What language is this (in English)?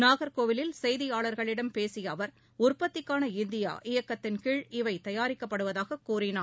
Tamil